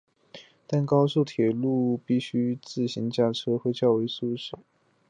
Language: Chinese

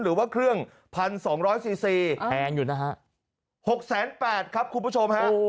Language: Thai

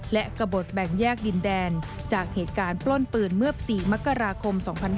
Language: Thai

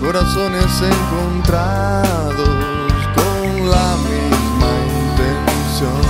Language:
Spanish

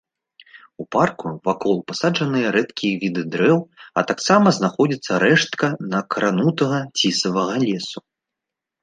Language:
Belarusian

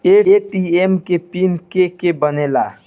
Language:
Bhojpuri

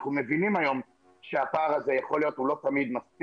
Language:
Hebrew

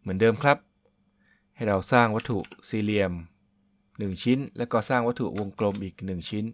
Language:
Thai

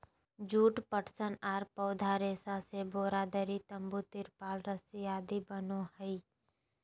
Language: Magahi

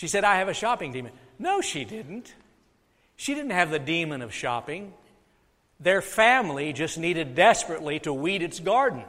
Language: English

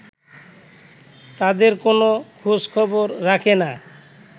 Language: Bangla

